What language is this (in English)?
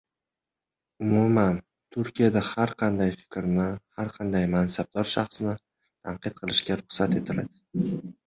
Uzbek